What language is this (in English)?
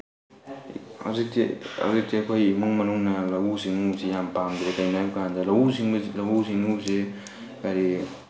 Manipuri